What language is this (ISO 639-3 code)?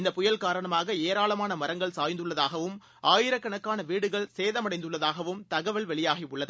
tam